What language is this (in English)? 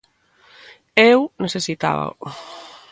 Galician